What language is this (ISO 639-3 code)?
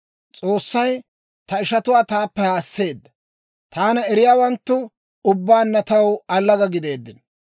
dwr